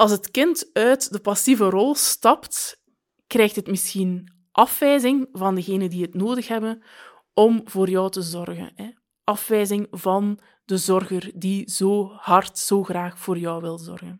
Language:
Dutch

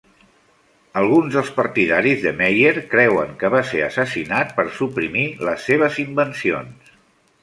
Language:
Catalan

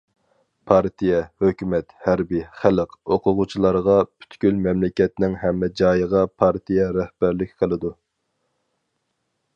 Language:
Uyghur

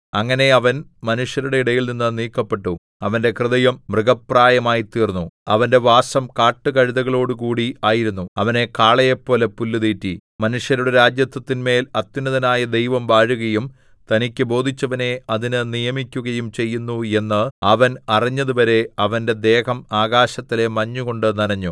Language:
Malayalam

